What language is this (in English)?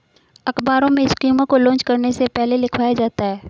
Hindi